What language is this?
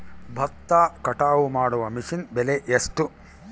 Kannada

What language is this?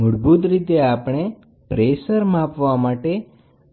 Gujarati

